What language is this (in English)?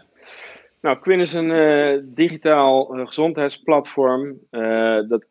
Dutch